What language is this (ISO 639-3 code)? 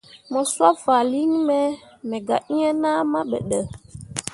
mua